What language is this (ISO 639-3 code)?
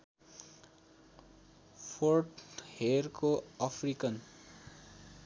nep